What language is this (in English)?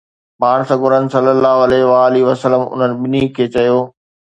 Sindhi